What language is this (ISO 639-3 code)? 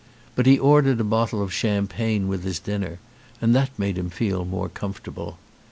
eng